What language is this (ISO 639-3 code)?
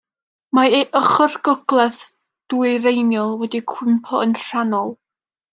cym